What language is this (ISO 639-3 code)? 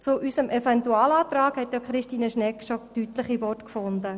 gsw